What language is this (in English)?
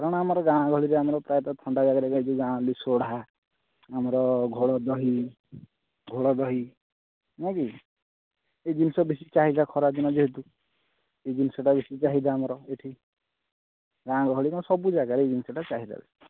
Odia